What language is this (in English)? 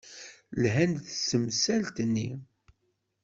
Kabyle